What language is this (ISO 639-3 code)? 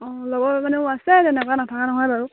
asm